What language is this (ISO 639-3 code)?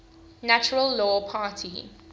eng